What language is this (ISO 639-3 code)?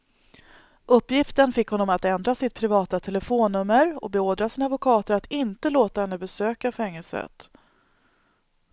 swe